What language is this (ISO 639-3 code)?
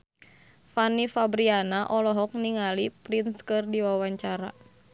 sun